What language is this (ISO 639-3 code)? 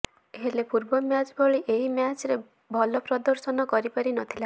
ori